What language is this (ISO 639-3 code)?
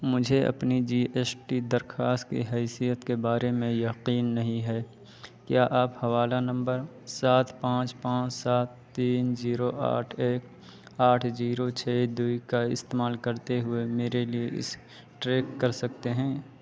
urd